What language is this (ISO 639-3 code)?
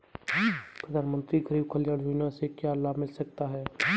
hin